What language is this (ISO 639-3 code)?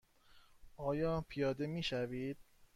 fas